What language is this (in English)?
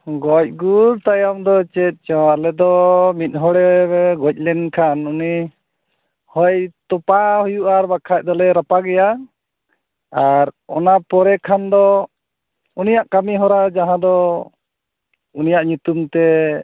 Santali